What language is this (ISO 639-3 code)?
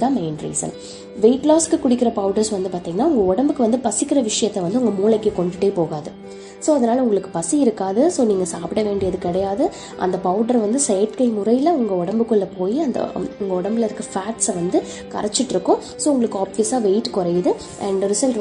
tam